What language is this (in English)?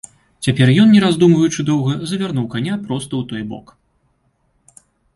Belarusian